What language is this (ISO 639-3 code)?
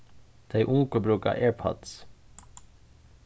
fao